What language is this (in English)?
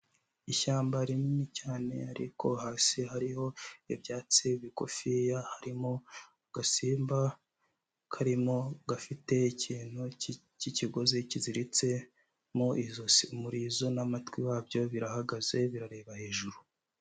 Kinyarwanda